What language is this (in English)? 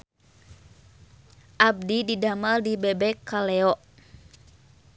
Sundanese